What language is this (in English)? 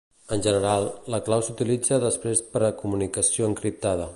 Catalan